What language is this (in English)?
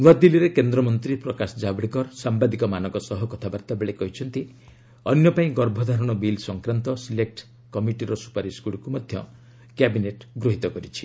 Odia